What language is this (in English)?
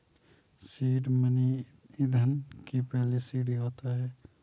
Hindi